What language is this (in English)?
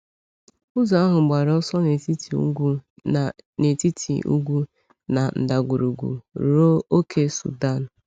Igbo